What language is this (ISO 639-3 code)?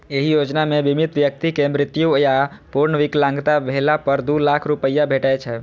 mai